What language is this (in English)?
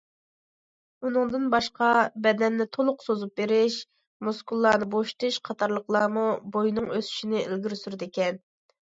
Uyghur